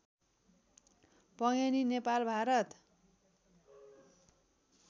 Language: Nepali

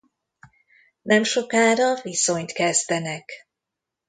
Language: Hungarian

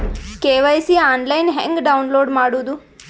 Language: Kannada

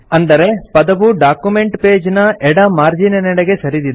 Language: Kannada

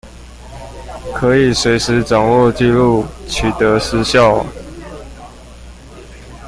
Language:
Chinese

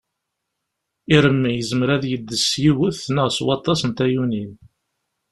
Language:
Kabyle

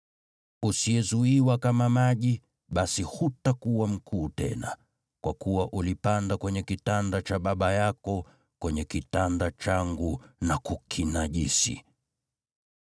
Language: Swahili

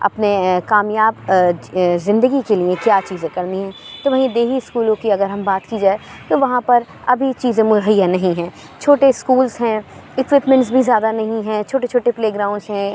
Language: Urdu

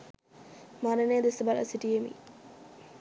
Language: Sinhala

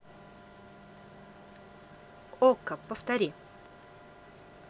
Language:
Russian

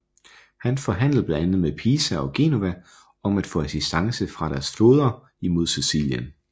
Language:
Danish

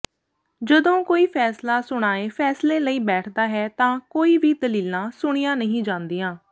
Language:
Punjabi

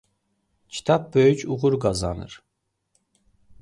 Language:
Azerbaijani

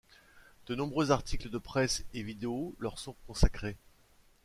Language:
French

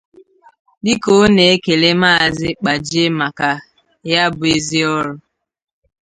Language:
Igbo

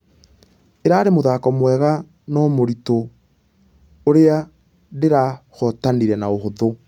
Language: Kikuyu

